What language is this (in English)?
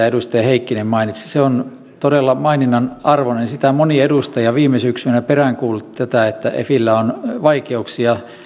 Finnish